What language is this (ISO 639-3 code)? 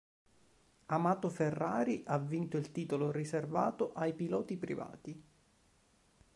ita